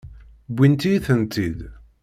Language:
Kabyle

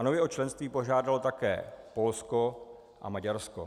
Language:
Czech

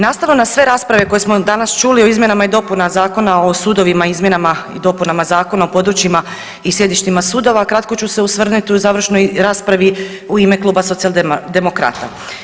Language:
Croatian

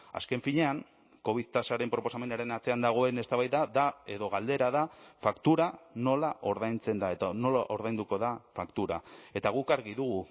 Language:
Basque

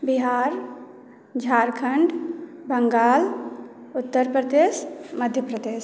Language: Maithili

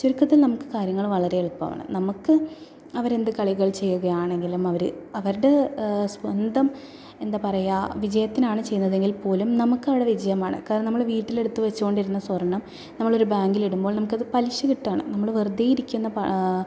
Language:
Malayalam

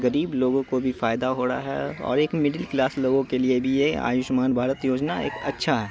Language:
Urdu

